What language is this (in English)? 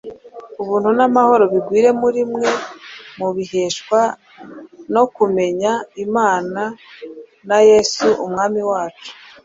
Kinyarwanda